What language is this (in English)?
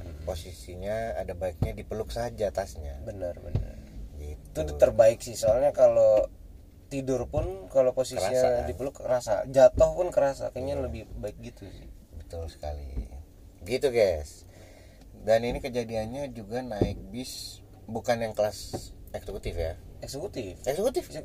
Indonesian